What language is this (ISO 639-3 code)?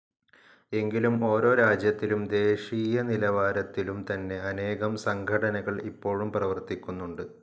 mal